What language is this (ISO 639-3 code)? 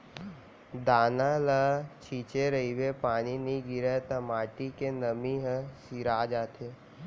hne